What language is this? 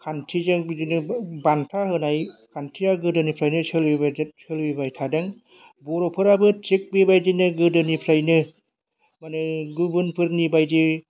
Bodo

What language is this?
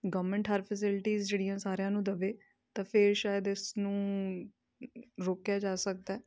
Punjabi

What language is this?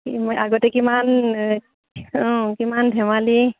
Assamese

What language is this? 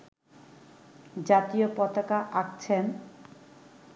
Bangla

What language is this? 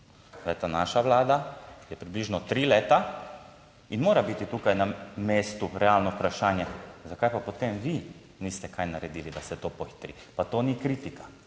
Slovenian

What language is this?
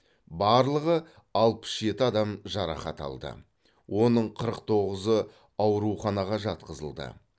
Kazakh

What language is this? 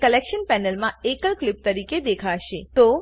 Gujarati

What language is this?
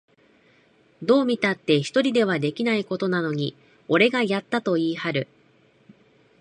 Japanese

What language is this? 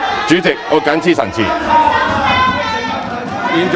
Cantonese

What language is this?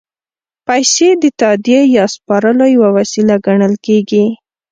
Pashto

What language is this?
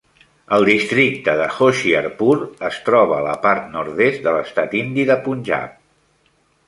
Catalan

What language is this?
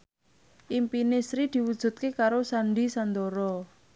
Javanese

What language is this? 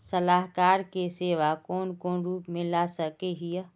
Magahi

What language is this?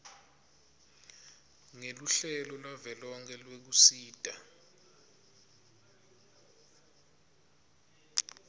Swati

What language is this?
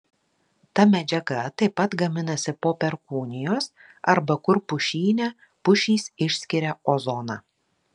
Lithuanian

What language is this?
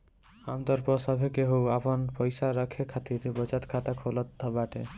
Bhojpuri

